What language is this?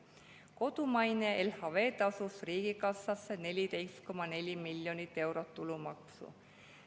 Estonian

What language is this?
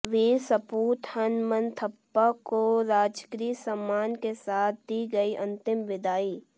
Hindi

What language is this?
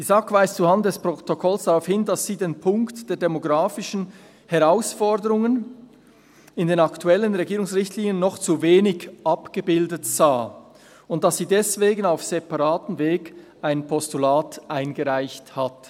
Swiss German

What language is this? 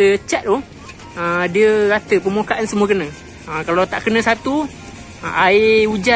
Malay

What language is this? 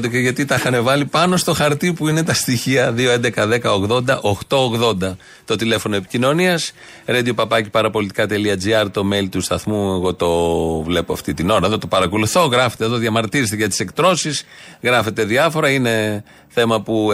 Greek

